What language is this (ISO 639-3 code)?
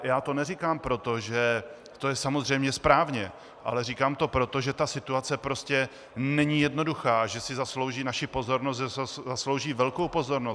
ces